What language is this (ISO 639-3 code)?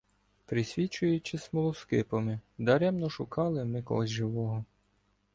ukr